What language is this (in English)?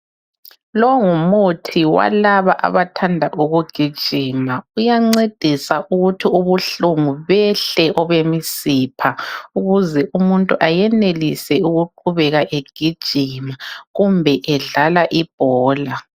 North Ndebele